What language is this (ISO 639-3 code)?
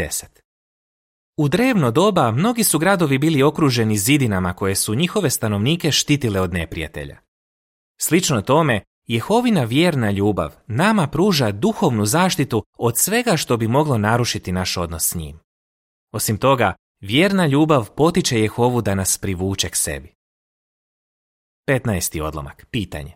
hrv